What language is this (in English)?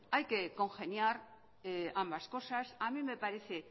Spanish